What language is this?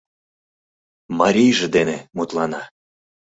Mari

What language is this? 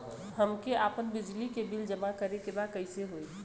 Bhojpuri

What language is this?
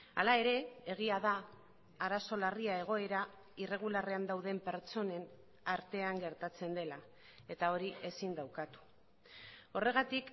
Basque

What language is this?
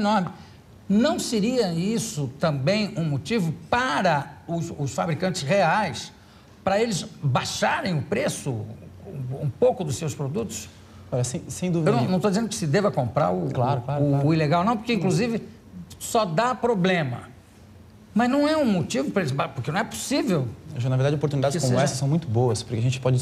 Portuguese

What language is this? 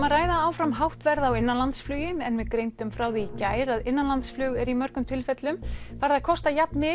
Icelandic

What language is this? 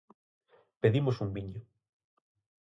Galician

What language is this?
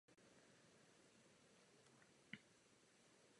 Czech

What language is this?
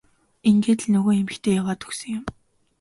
Mongolian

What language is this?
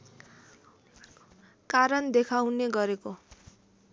Nepali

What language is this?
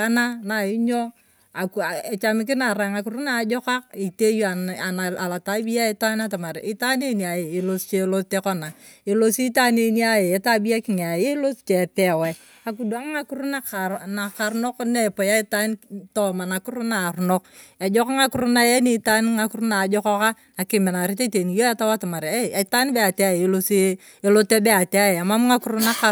Turkana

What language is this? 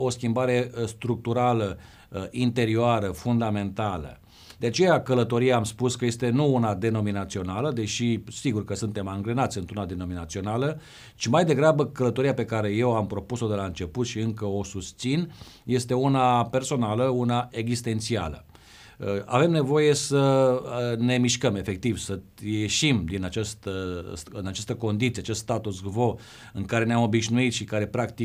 Romanian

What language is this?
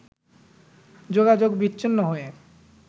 Bangla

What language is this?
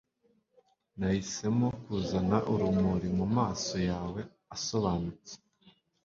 Kinyarwanda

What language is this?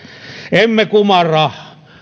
Finnish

